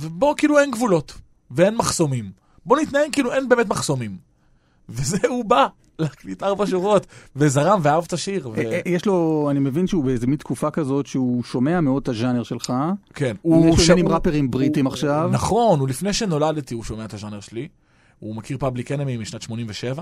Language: Hebrew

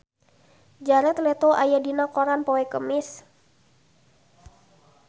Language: Sundanese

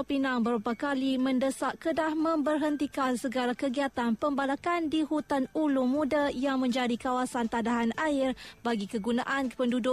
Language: Malay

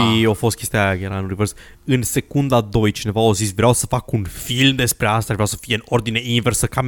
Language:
Romanian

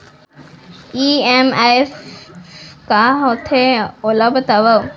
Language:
Chhattisgarhi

